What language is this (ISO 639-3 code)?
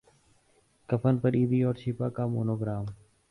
urd